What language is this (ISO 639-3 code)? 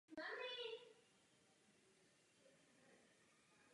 ces